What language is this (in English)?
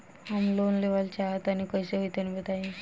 Bhojpuri